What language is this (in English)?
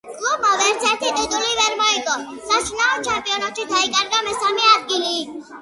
Georgian